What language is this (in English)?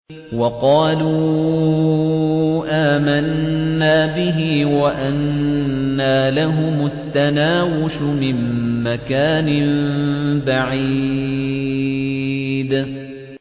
Arabic